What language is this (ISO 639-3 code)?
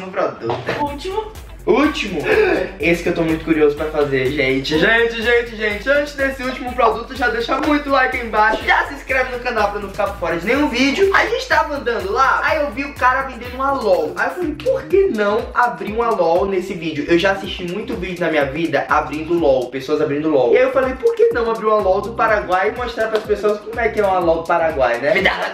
por